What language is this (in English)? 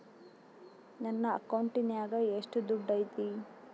Kannada